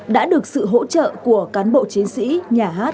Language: Vietnamese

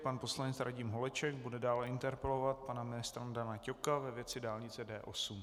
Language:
Czech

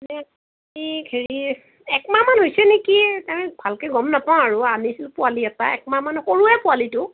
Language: Assamese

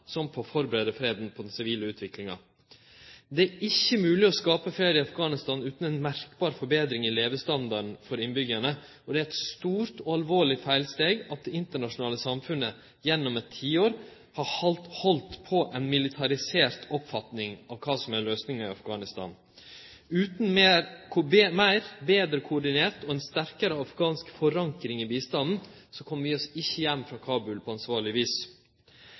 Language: Norwegian Nynorsk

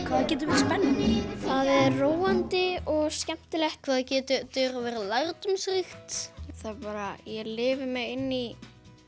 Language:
Icelandic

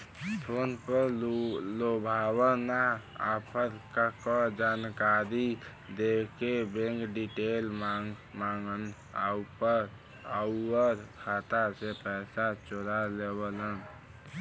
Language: Bhojpuri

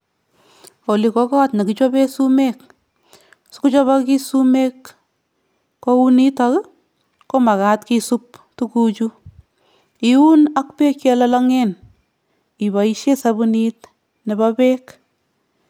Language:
Kalenjin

